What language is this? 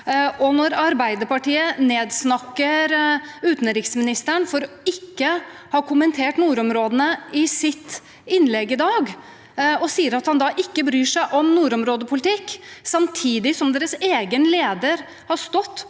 Norwegian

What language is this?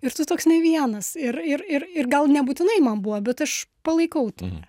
Lithuanian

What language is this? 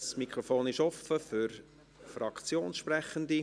Swiss German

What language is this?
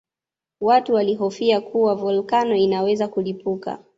Swahili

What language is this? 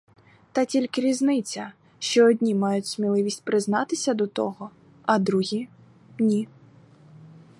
Ukrainian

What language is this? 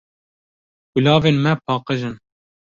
Kurdish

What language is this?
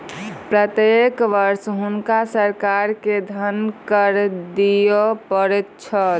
Maithili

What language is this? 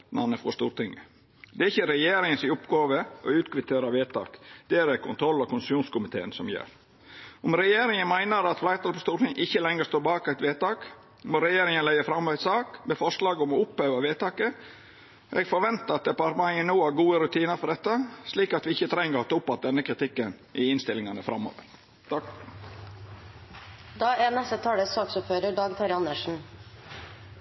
Norwegian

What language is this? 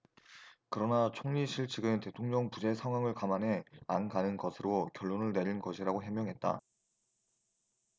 Korean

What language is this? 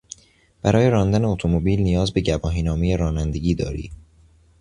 Persian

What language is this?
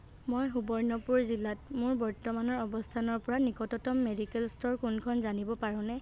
Assamese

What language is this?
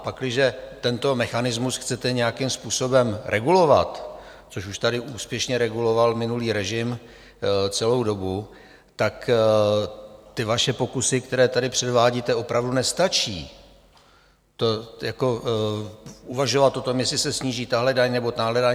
Czech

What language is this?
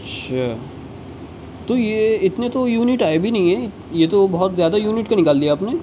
Urdu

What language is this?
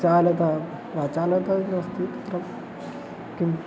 Sanskrit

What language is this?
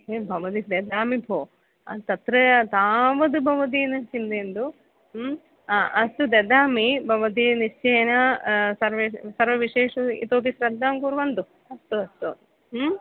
Sanskrit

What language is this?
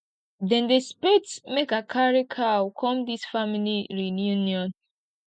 Nigerian Pidgin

